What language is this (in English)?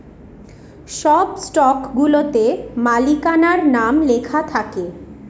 Bangla